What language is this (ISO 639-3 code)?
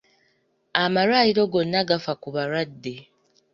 lug